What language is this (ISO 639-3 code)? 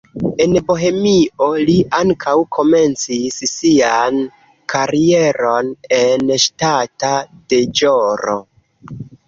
epo